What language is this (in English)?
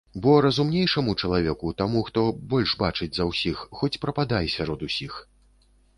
Belarusian